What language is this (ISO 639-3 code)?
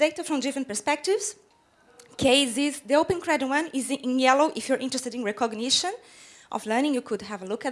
eng